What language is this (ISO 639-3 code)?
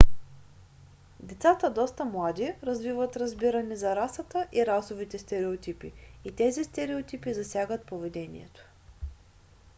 bul